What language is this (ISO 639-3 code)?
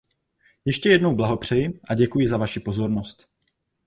ces